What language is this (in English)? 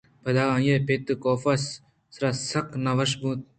Eastern Balochi